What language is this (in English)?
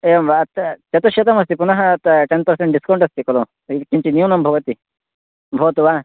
Sanskrit